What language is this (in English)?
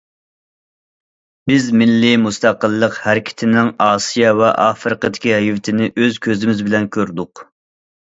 Uyghur